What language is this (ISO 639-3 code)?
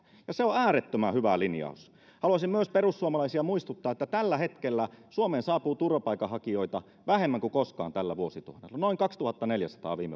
fin